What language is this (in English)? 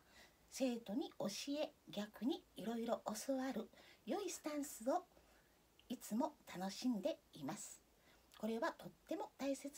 Japanese